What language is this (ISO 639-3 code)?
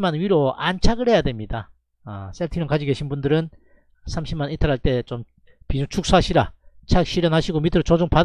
kor